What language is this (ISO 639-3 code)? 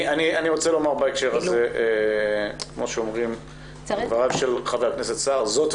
heb